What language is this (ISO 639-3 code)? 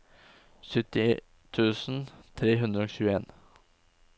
nor